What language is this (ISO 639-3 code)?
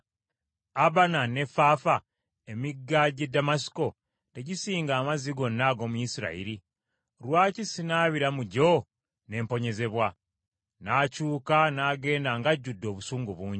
lug